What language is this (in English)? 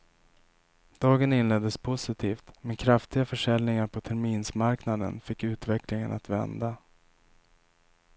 Swedish